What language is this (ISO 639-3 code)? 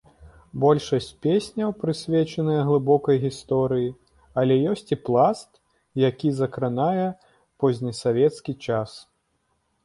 bel